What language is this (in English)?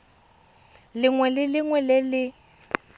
Tswana